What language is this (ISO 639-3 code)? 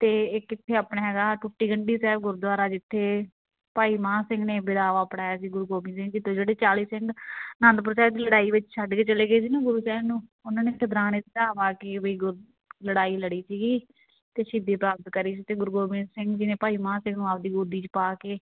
pan